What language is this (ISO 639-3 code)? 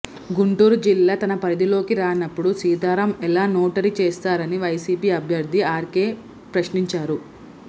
tel